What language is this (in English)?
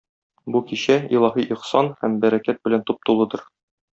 Tatar